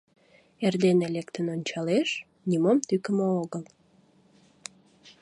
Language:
Mari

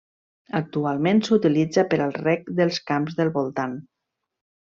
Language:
Catalan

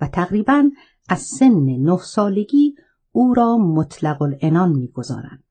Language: Persian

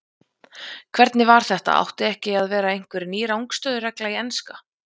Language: Icelandic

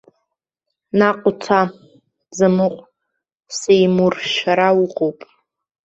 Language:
Abkhazian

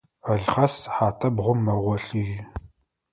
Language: Adyghe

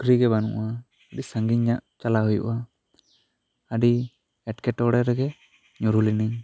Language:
Santali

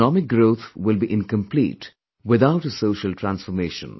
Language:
English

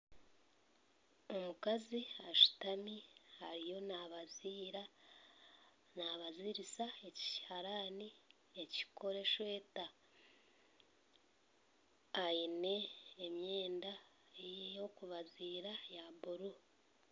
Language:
Nyankole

